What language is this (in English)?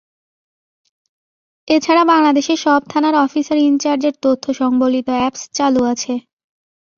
Bangla